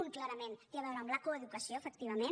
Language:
Catalan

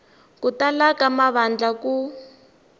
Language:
Tsonga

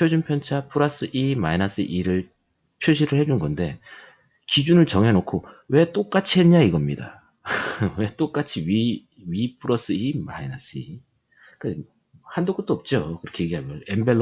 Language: Korean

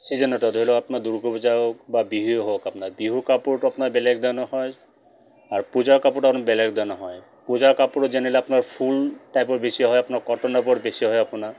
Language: Assamese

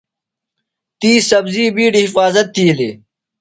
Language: Phalura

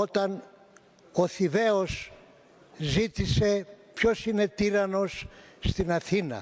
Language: Greek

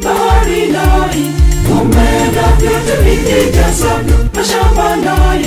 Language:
Arabic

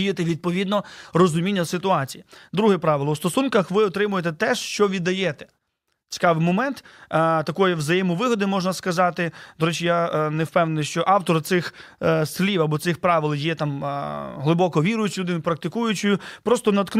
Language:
Ukrainian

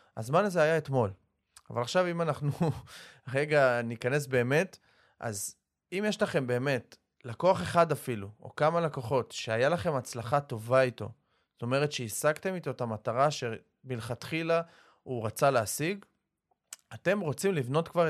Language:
Hebrew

